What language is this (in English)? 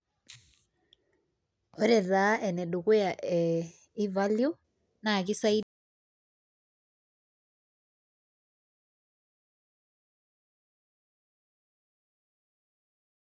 Masai